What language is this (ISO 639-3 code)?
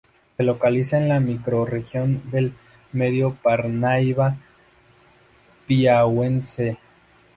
spa